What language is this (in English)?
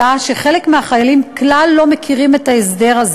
Hebrew